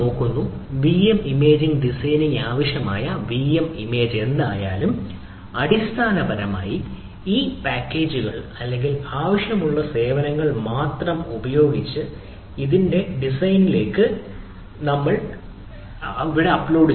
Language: Malayalam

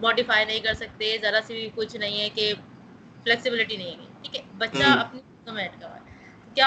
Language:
Urdu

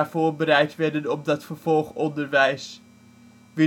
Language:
Dutch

